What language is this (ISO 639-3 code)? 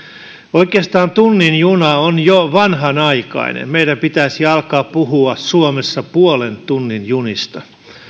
fin